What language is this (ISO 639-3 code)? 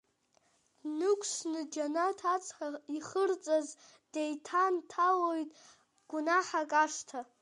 abk